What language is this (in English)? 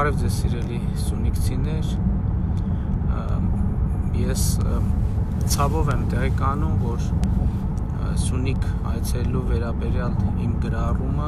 Romanian